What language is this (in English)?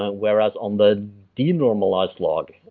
English